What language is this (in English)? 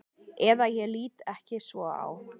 Icelandic